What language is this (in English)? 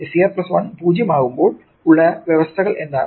Malayalam